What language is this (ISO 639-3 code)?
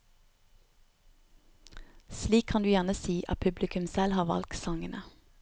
nor